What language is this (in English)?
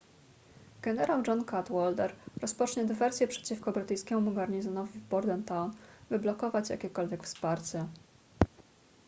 Polish